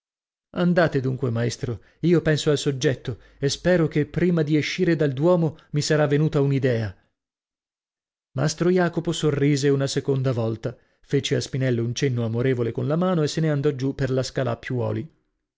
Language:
Italian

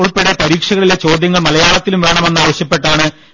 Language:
Malayalam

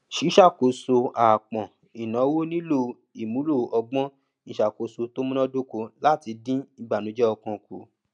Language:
Yoruba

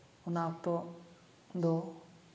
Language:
Santali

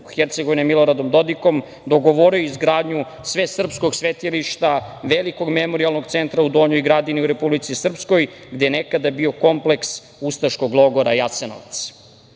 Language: Serbian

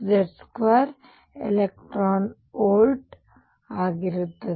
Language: Kannada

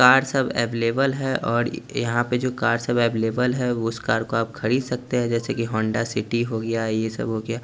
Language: Hindi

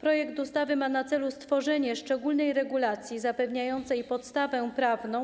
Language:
Polish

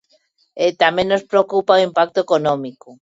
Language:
Galician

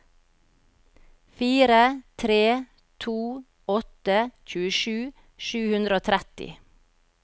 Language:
Norwegian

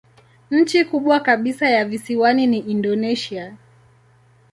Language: Swahili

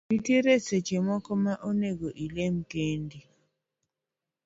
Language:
Luo (Kenya and Tanzania)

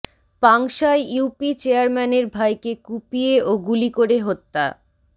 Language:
Bangla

